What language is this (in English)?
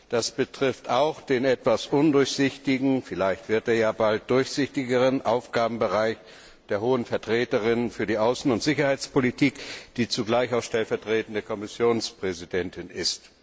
German